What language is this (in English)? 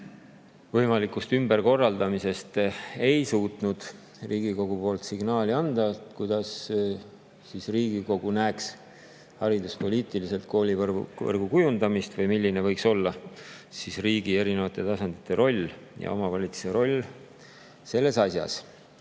Estonian